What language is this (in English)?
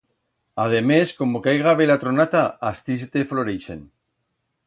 Aragonese